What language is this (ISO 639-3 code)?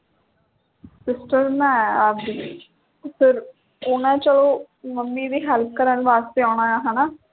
pan